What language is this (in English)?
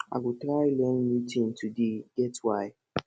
Nigerian Pidgin